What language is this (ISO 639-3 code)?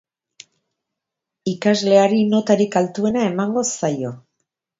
eus